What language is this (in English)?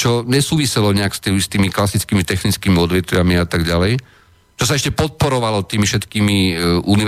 Slovak